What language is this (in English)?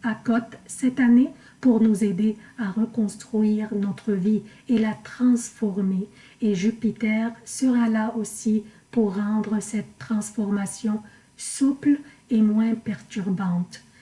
French